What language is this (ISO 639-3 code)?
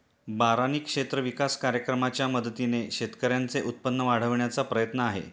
mar